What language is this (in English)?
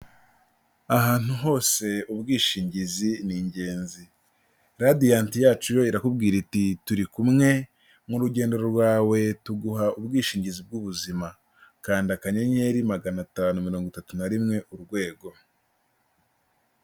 Kinyarwanda